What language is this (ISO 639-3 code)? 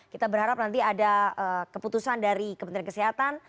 ind